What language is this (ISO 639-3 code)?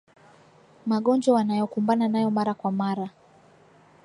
swa